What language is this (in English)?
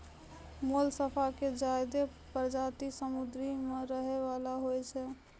Maithili